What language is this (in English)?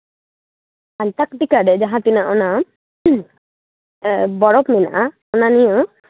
Santali